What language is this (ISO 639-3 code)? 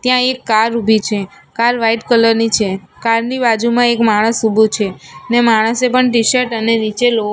guj